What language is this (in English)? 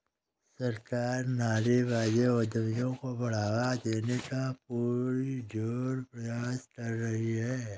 Hindi